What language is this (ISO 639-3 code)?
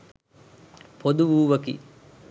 sin